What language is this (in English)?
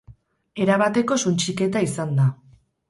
Basque